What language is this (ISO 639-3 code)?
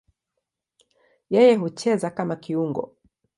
swa